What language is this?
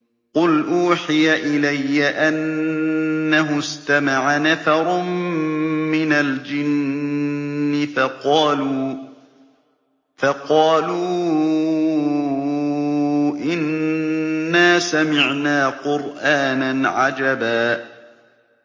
Arabic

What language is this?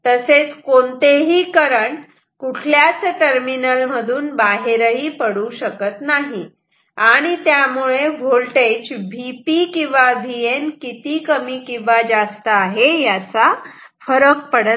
Marathi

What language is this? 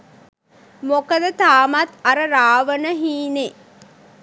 Sinhala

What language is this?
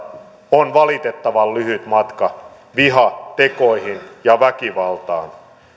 Finnish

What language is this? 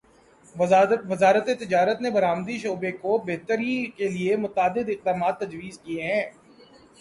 Urdu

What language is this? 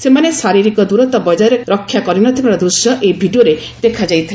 Odia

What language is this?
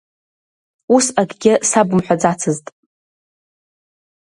Abkhazian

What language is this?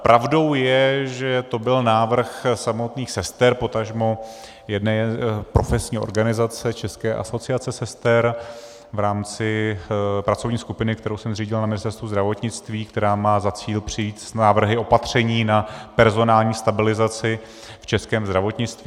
Czech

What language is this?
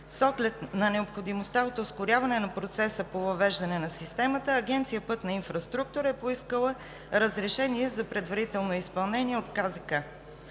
Bulgarian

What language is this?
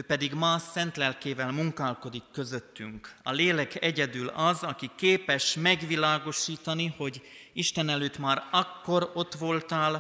Hungarian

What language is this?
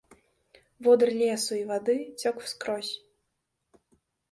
Belarusian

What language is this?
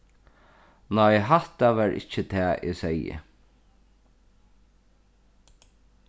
Faroese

